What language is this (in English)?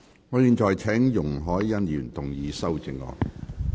Cantonese